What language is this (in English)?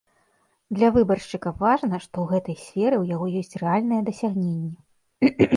Belarusian